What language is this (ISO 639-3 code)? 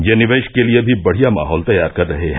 hin